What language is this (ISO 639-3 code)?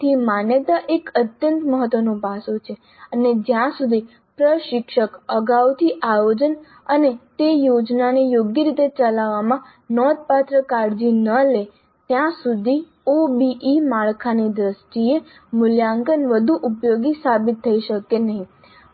guj